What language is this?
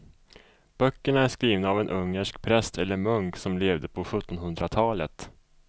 Swedish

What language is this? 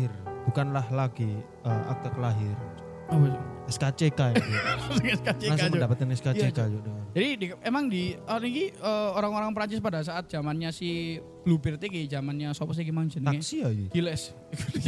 Indonesian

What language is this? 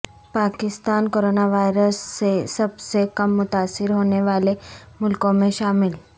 Urdu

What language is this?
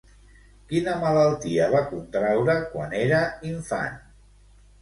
Catalan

